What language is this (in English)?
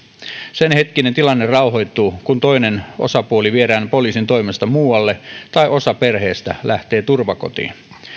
Finnish